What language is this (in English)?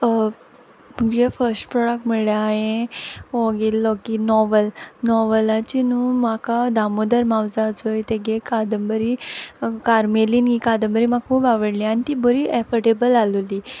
Konkani